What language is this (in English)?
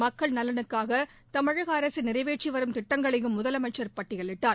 Tamil